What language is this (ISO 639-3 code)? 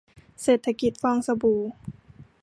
tha